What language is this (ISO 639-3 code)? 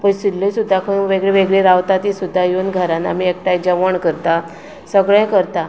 kok